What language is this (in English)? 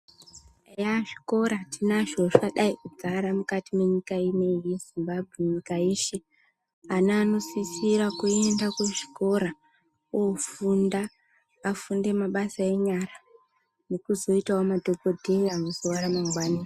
Ndau